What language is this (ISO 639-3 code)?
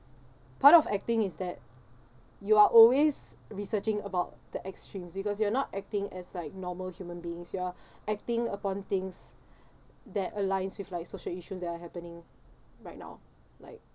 eng